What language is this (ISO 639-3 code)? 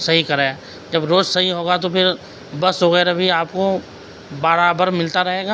urd